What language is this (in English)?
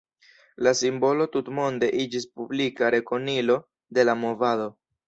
Esperanto